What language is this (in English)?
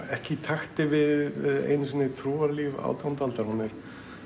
Icelandic